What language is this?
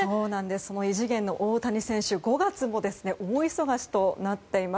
Japanese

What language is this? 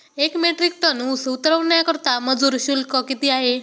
Marathi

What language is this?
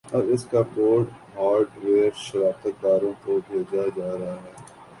Urdu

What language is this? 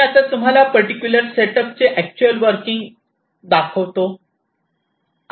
Marathi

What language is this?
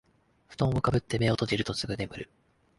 Japanese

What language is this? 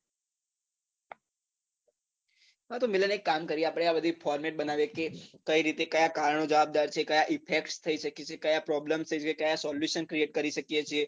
Gujarati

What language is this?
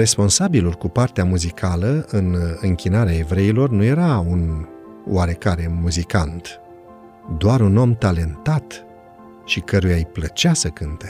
Romanian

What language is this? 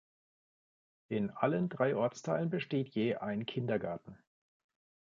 German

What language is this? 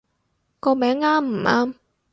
Cantonese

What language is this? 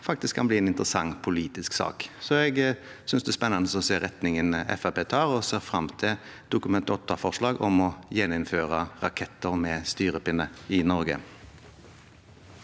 Norwegian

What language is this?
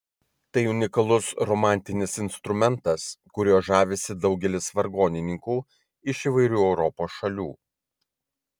Lithuanian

